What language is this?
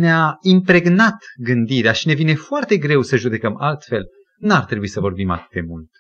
Romanian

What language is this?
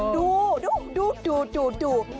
Thai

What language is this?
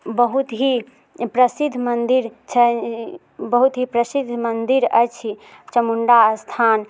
Maithili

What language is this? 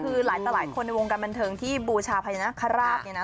Thai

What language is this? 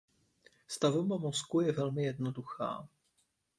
Czech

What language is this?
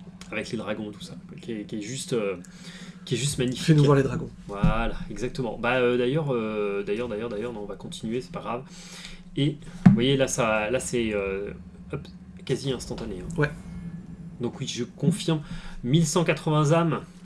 French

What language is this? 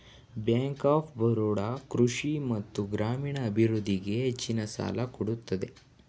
Kannada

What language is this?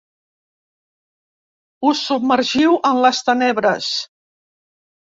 Catalan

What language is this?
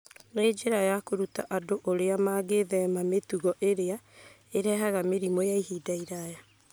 Kikuyu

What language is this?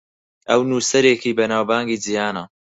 Central Kurdish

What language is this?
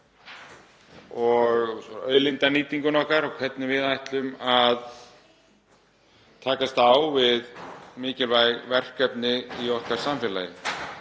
Icelandic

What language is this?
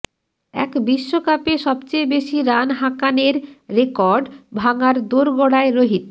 Bangla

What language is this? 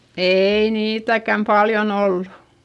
Finnish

